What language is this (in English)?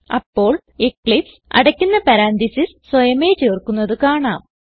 Malayalam